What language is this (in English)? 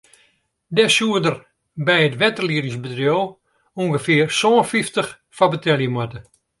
Western Frisian